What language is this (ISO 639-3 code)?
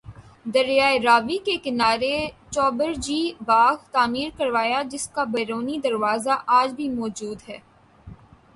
urd